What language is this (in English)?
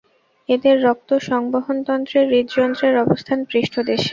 Bangla